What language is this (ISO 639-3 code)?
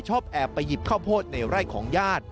tha